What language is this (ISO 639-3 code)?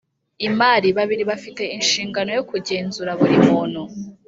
kin